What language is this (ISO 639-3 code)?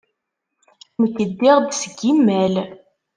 kab